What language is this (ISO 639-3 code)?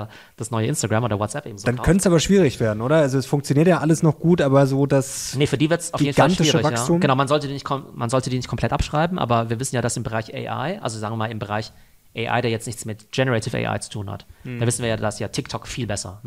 deu